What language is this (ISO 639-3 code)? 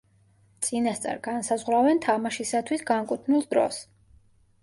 kat